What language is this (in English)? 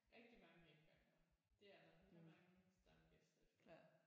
Danish